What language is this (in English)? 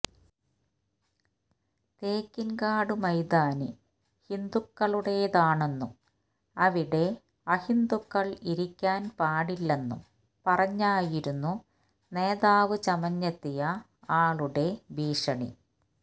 Malayalam